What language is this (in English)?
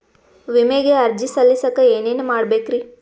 Kannada